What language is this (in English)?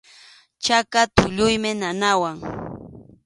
Arequipa-La Unión Quechua